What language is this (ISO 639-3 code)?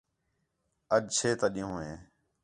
xhe